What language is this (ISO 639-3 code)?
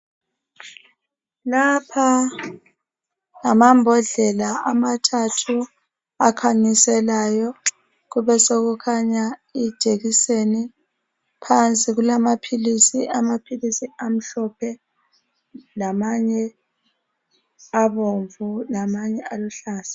nde